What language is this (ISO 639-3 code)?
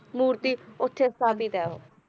pan